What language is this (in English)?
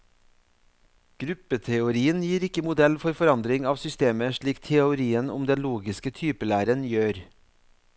Norwegian